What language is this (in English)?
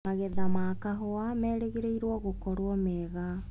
Kikuyu